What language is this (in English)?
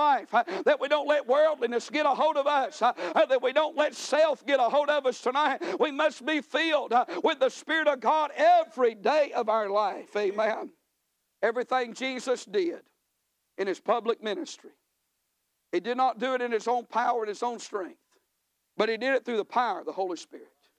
English